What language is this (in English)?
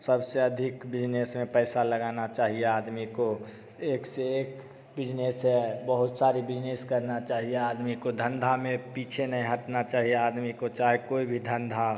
Hindi